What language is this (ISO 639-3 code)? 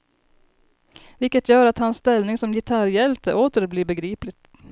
swe